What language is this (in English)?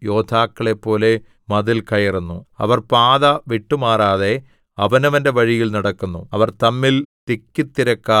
Malayalam